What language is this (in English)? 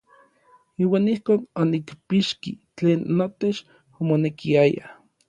Orizaba Nahuatl